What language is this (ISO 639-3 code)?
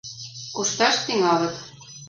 chm